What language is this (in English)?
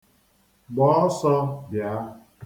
Igbo